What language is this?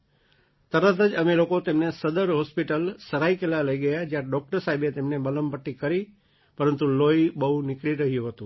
Gujarati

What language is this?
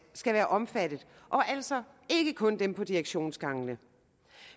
Danish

